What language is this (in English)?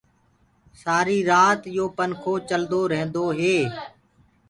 Gurgula